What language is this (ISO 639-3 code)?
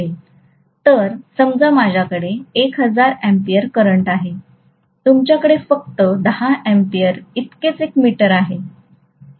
mar